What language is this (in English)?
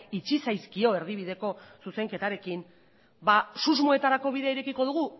Basque